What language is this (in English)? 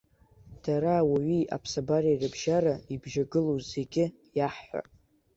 Abkhazian